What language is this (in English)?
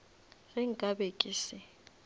Northern Sotho